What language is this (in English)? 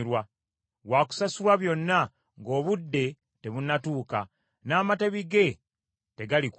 Ganda